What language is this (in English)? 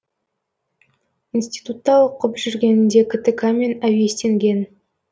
Kazakh